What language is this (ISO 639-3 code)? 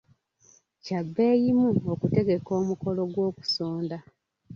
lug